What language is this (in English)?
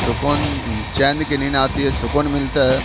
Urdu